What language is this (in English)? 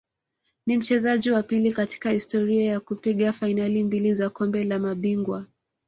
Swahili